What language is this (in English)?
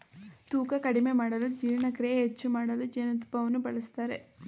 Kannada